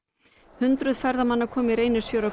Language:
Icelandic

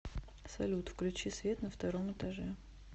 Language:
Russian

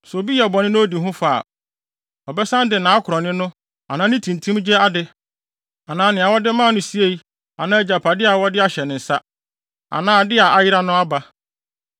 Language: Akan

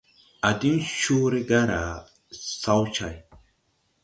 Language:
Tupuri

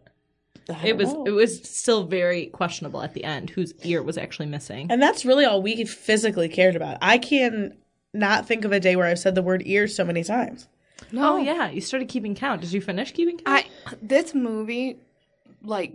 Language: English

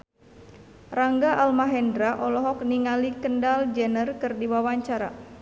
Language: Sundanese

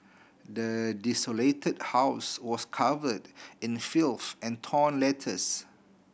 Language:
English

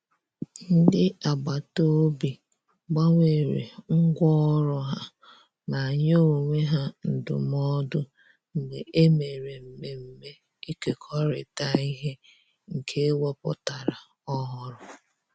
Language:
Igbo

